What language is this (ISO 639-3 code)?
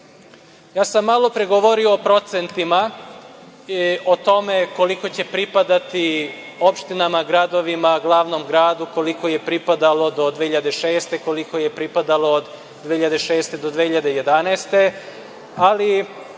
srp